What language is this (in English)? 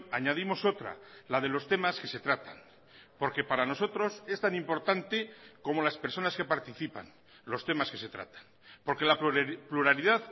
Spanish